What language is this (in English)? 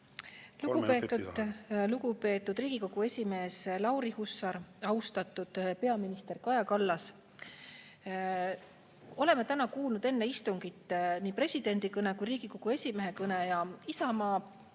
Estonian